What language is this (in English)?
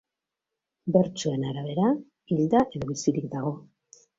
Basque